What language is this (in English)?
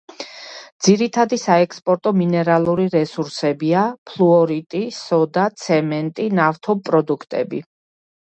Georgian